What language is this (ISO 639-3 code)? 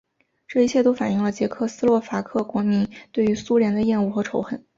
zho